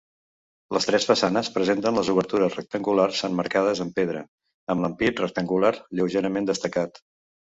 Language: Catalan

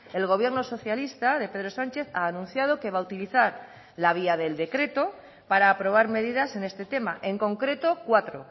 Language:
Spanish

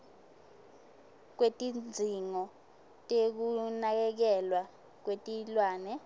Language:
Swati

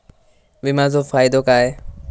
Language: Marathi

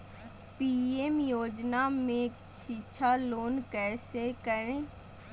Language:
Magahi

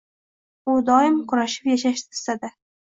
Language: Uzbek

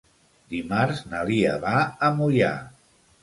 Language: Catalan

